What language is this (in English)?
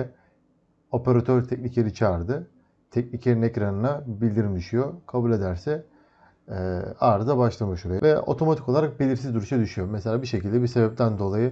Turkish